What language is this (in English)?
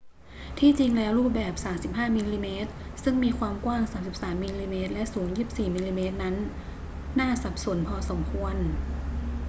Thai